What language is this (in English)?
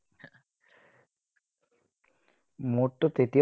Assamese